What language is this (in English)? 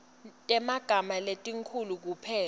Swati